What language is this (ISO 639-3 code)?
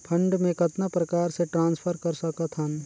hne